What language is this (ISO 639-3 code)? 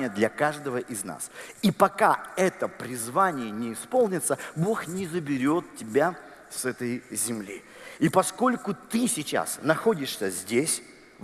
rus